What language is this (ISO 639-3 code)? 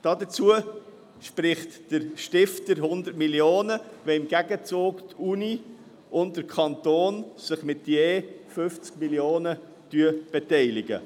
gsw